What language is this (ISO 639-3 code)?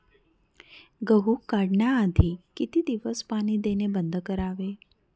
mar